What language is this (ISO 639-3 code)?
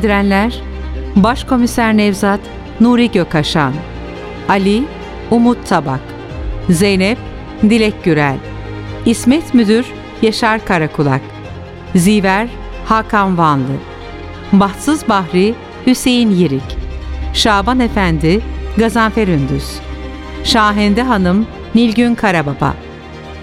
tur